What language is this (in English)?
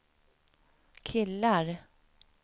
Swedish